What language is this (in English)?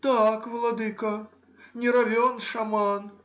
Russian